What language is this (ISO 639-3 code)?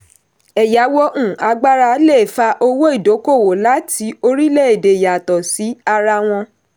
yor